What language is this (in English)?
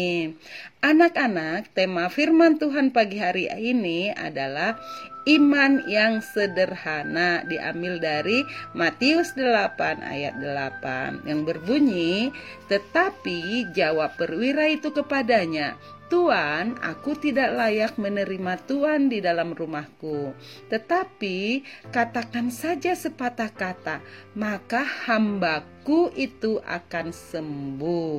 Indonesian